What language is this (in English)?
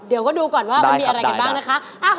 Thai